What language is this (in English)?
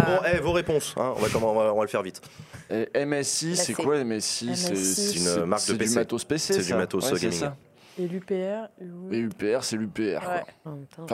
French